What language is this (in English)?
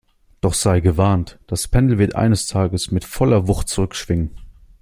German